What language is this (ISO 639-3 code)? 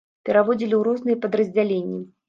bel